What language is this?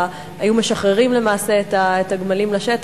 Hebrew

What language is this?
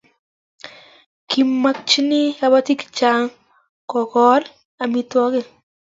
Kalenjin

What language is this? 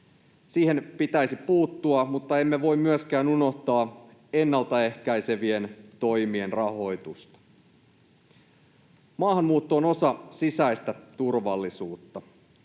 Finnish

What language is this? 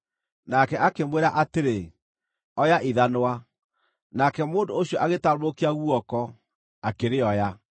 Kikuyu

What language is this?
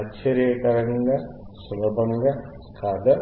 Telugu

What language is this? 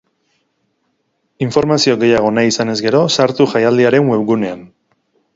Basque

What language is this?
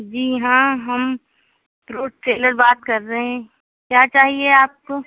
Urdu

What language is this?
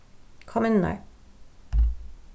Faroese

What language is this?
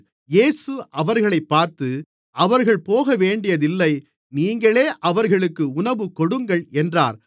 Tamil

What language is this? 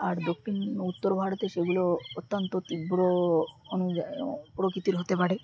Bangla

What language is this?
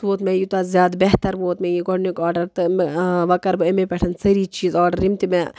Kashmiri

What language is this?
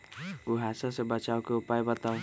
Magahi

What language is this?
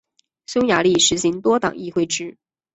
Chinese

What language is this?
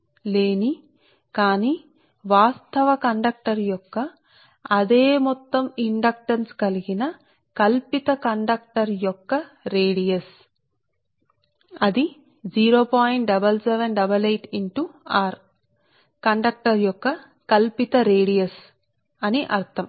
Telugu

